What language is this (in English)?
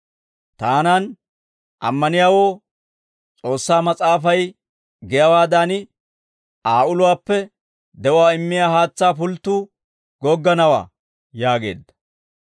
Dawro